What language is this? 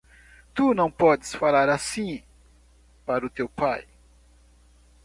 Portuguese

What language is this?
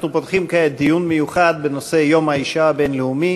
Hebrew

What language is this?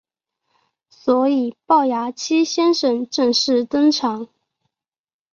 Chinese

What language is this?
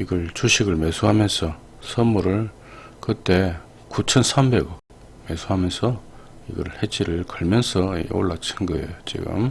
Korean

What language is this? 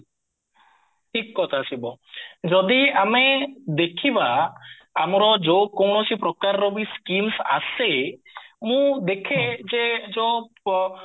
Odia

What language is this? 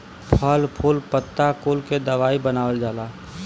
Bhojpuri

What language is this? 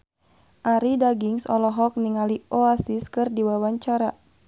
Sundanese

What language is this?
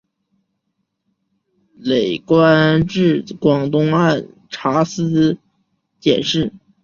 Chinese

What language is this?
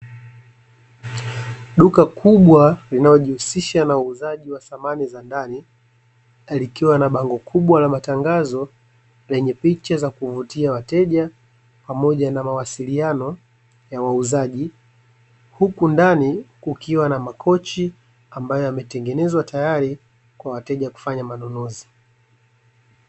Swahili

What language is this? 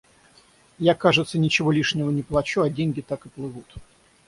Russian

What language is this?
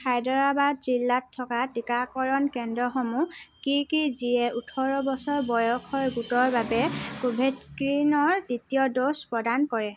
Assamese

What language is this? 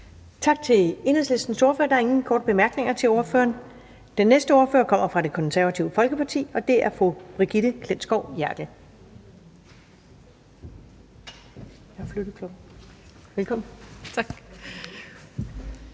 Danish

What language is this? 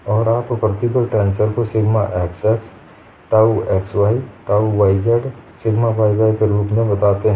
Hindi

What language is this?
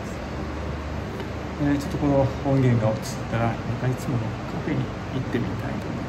Japanese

